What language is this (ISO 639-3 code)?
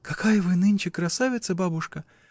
rus